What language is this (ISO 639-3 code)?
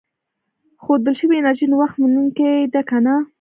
pus